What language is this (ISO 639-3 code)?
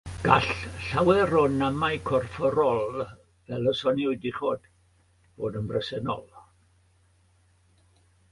cym